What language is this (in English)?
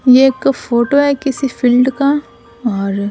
Hindi